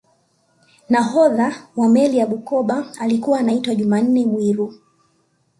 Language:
Swahili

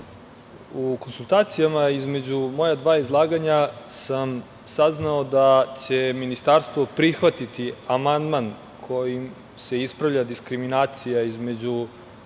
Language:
Serbian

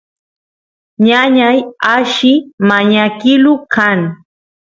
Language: Santiago del Estero Quichua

